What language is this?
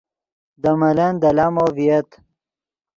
Yidgha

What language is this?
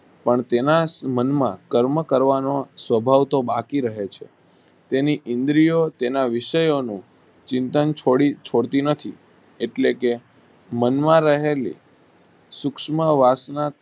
Gujarati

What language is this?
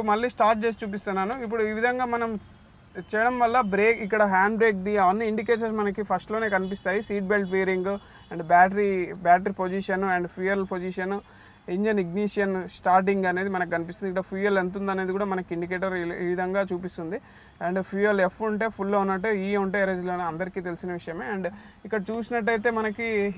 Hindi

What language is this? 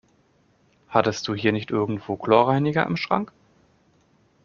German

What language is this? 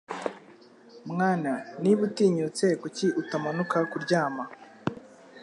Kinyarwanda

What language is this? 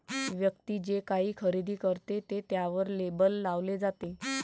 Marathi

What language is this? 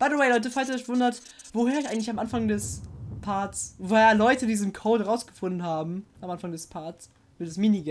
German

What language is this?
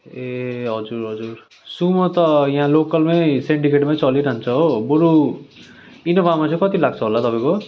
Nepali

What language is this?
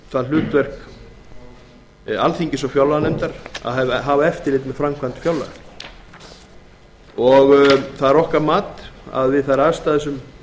Icelandic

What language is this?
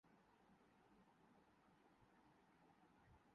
Urdu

